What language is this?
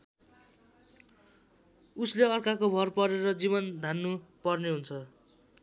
Nepali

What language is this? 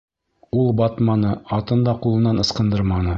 Bashkir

